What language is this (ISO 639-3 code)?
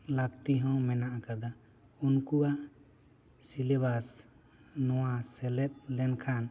sat